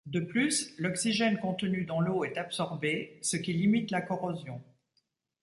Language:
French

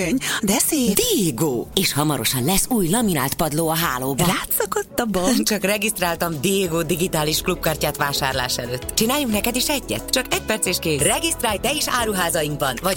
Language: Hungarian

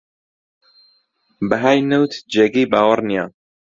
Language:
Central Kurdish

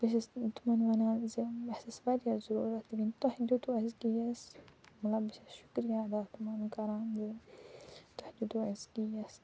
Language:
Kashmiri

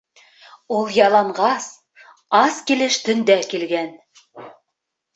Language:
Bashkir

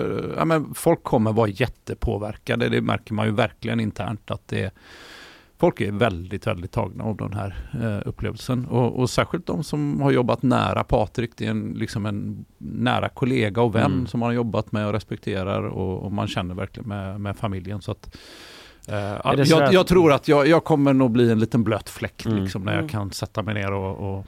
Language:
Swedish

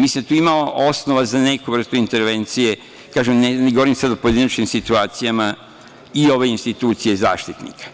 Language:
Serbian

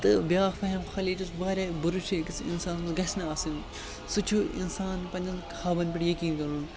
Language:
Kashmiri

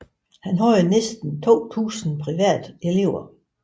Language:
Danish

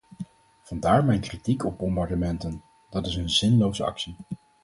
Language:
Dutch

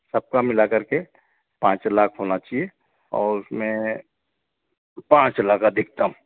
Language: Hindi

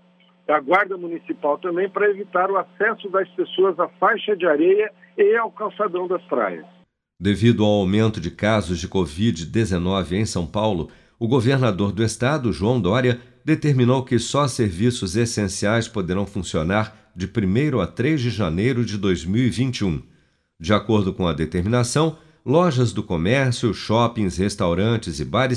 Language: Portuguese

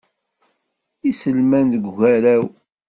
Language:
Kabyle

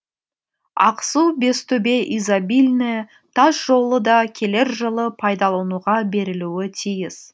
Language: Kazakh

